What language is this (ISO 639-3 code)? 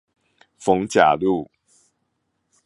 zho